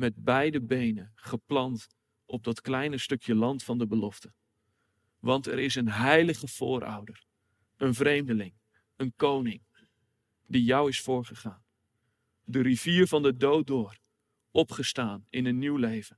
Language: Dutch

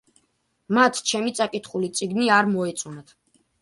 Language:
Georgian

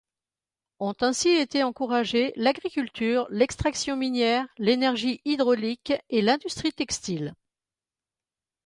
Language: French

